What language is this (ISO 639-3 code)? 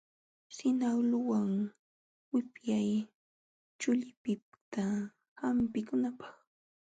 qxw